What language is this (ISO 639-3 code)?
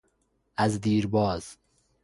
fas